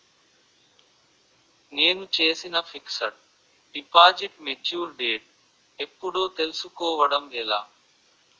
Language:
Telugu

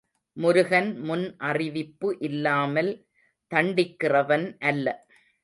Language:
Tamil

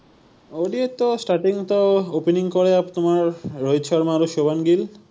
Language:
Assamese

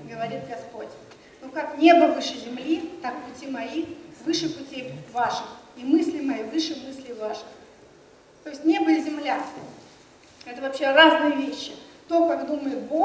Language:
Russian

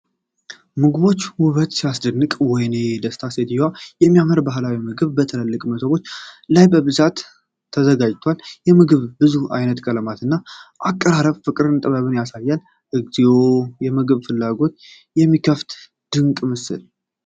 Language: Amharic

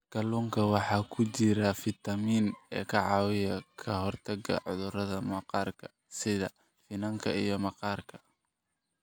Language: Somali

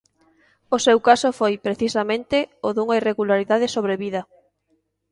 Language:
Galician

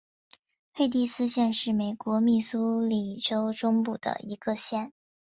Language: Chinese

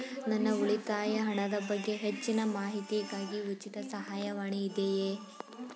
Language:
Kannada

